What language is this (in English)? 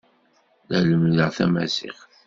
Kabyle